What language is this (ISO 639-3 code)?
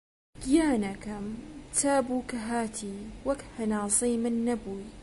ckb